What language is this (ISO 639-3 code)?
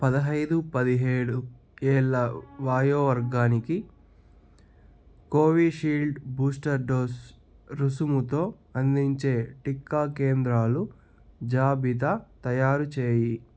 tel